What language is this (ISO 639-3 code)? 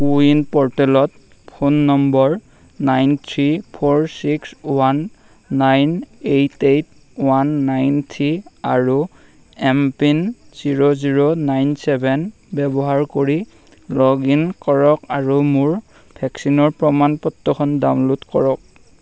asm